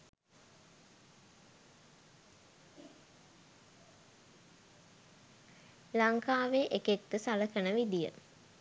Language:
Sinhala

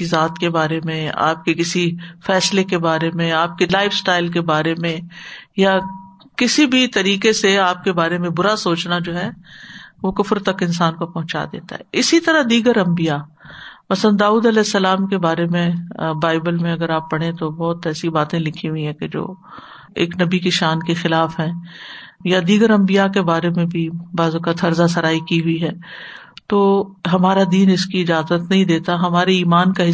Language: Urdu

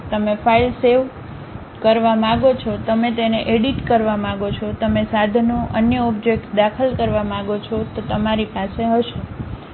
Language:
Gujarati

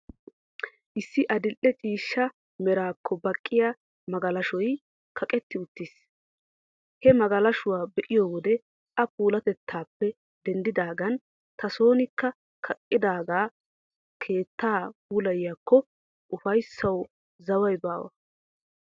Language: Wolaytta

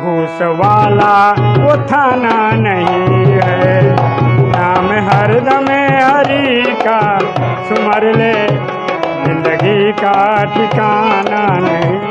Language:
Hindi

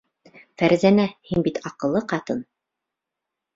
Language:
Bashkir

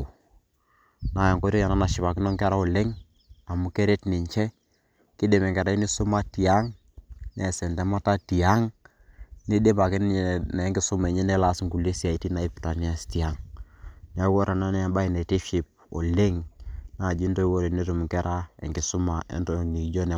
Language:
Masai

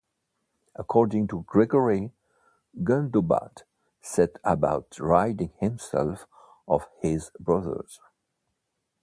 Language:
English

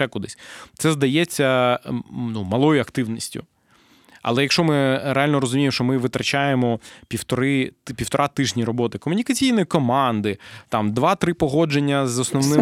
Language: Ukrainian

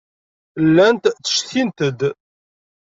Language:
Kabyle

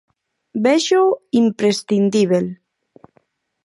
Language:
Galician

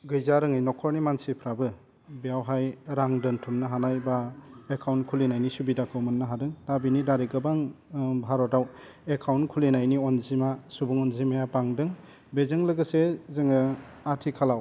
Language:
Bodo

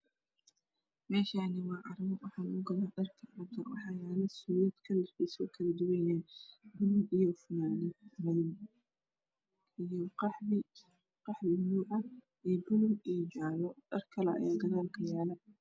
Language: Somali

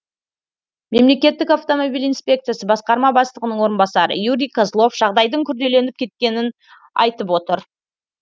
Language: Kazakh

